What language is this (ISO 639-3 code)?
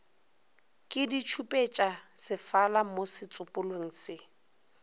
nso